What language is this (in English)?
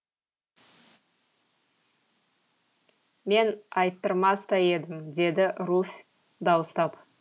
Kazakh